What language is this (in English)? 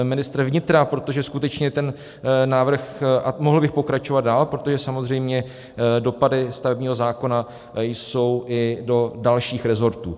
Czech